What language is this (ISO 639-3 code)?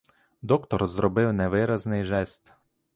ukr